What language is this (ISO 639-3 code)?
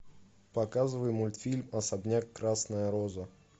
rus